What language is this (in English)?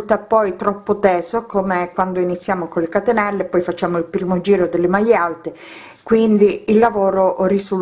Italian